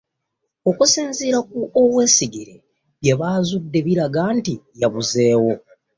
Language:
Ganda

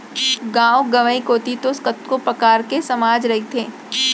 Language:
Chhattisgarhi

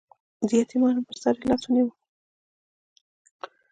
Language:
Pashto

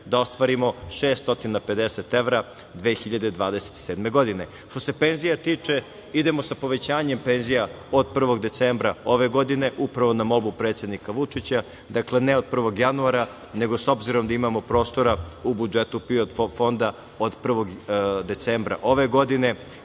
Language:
Serbian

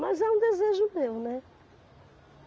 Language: Portuguese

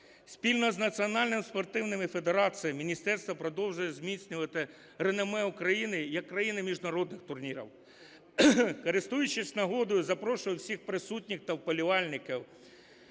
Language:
Ukrainian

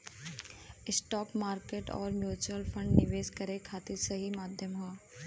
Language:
Bhojpuri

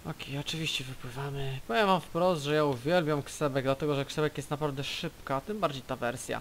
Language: Polish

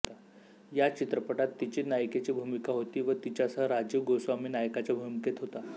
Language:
Marathi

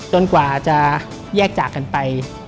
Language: Thai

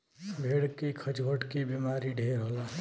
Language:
Bhojpuri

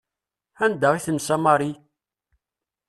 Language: Kabyle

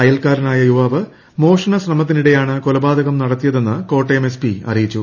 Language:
Malayalam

